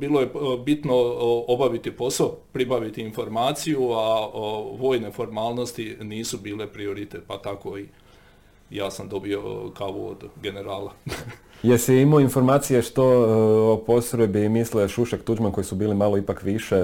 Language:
Croatian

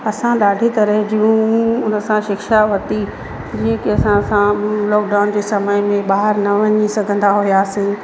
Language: Sindhi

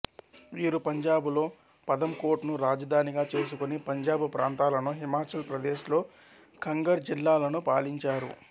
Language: Telugu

